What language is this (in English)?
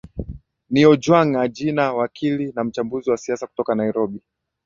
Swahili